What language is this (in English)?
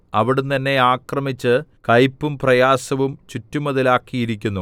Malayalam